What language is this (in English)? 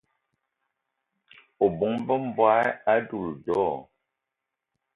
Eton (Cameroon)